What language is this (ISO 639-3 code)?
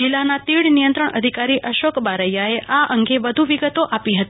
guj